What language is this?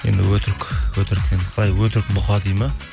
Kazakh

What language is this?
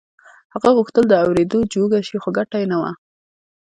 Pashto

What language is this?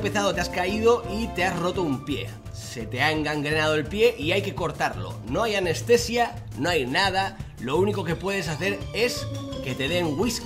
Spanish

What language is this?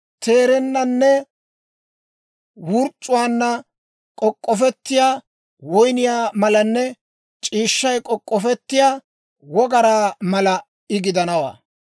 Dawro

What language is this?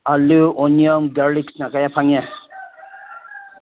Manipuri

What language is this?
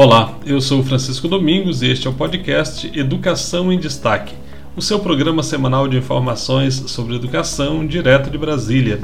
Portuguese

